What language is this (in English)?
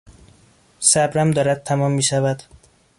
Persian